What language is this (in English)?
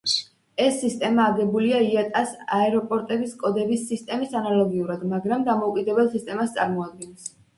Georgian